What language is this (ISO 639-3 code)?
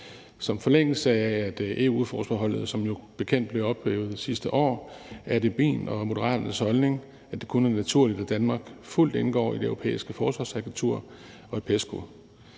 dan